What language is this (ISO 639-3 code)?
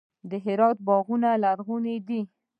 pus